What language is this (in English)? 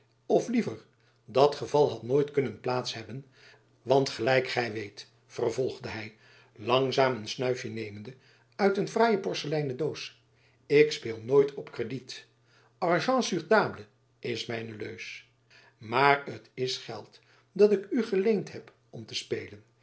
Dutch